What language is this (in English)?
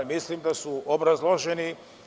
Serbian